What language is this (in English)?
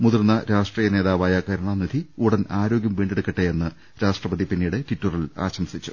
Malayalam